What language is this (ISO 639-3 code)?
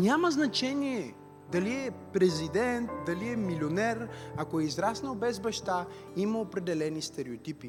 bul